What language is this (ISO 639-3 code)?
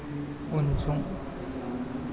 brx